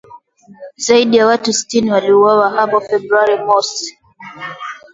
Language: Swahili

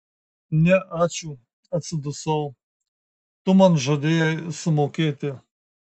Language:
Lithuanian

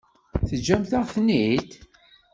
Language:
Kabyle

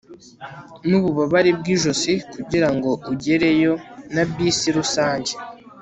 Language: Kinyarwanda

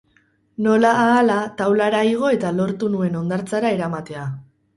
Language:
Basque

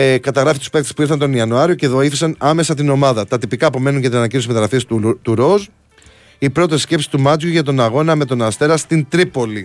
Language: Greek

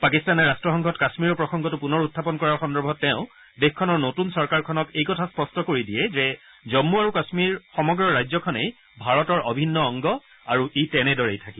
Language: Assamese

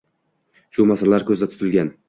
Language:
Uzbek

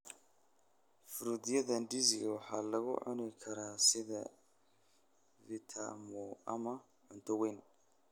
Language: Somali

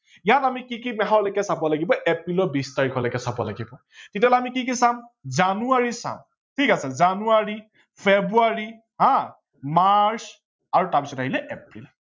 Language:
Assamese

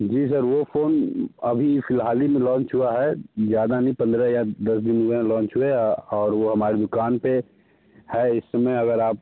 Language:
Hindi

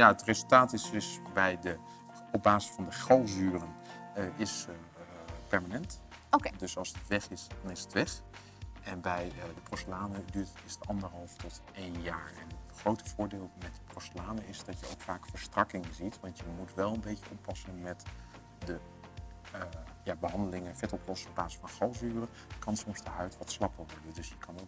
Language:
Dutch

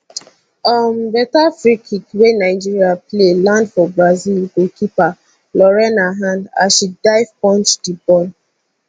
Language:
Nigerian Pidgin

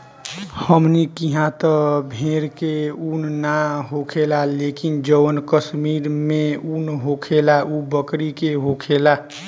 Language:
Bhojpuri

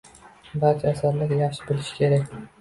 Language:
Uzbek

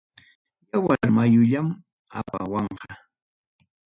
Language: Ayacucho Quechua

